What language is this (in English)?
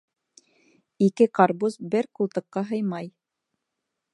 Bashkir